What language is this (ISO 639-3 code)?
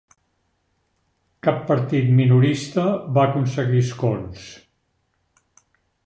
cat